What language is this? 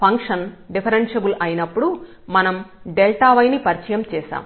Telugu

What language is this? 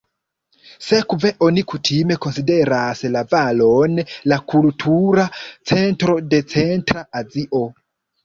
Esperanto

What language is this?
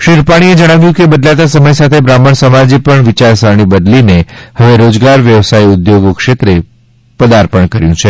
Gujarati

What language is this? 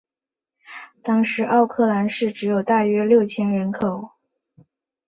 Chinese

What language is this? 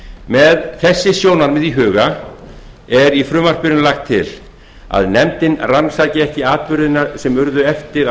Icelandic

